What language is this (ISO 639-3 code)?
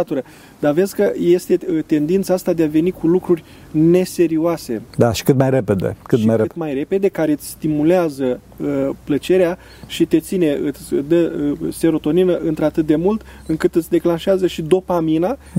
ron